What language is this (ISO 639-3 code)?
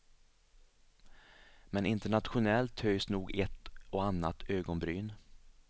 swe